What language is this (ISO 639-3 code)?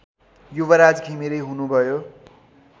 nep